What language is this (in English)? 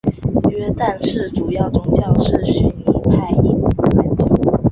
Chinese